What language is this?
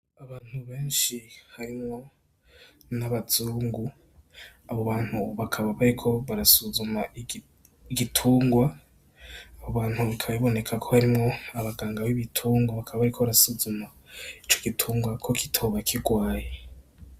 Rundi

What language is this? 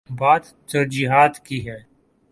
Urdu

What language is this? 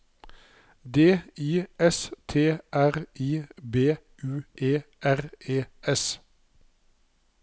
Norwegian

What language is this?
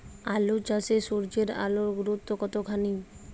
Bangla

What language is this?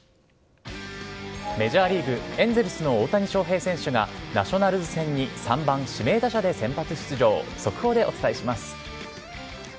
Japanese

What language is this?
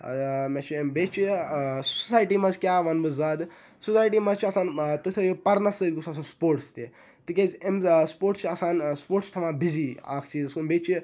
Kashmiri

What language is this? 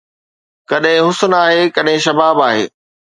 Sindhi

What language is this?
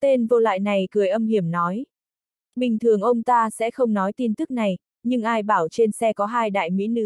Vietnamese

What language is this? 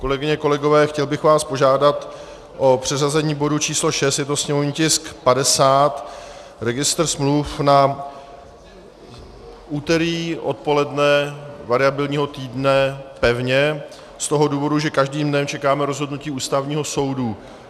Czech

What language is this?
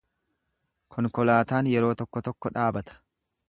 Oromo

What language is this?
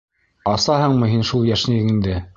Bashkir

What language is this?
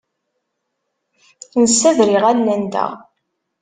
Kabyle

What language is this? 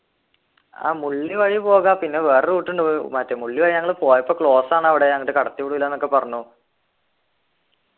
Malayalam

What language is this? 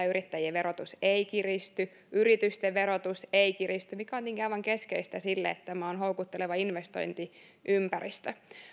Finnish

